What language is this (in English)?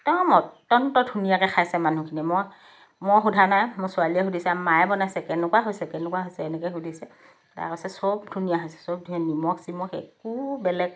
Assamese